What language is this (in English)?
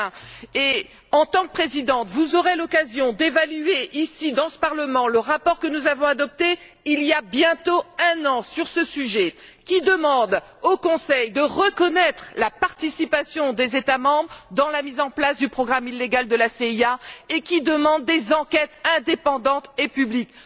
French